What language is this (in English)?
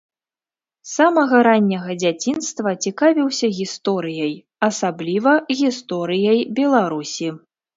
Belarusian